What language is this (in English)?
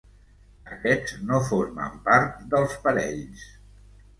Catalan